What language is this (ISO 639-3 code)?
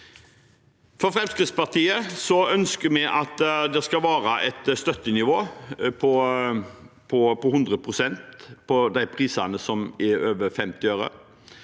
nor